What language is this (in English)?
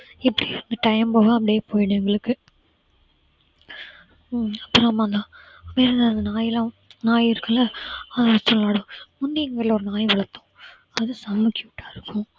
Tamil